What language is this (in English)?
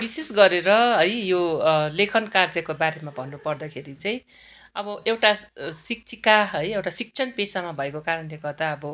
Nepali